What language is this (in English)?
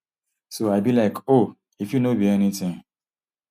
Nigerian Pidgin